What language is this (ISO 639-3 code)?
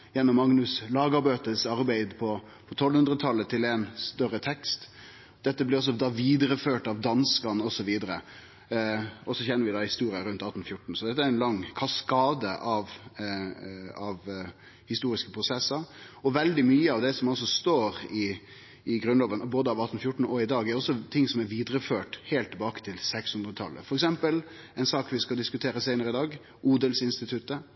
nno